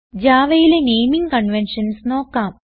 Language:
Malayalam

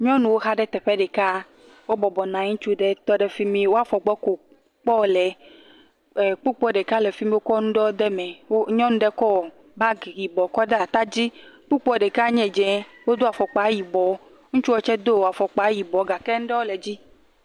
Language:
Ewe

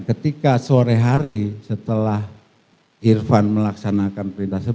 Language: Indonesian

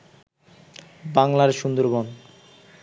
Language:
Bangla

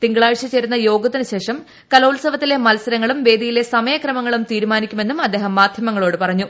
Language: Malayalam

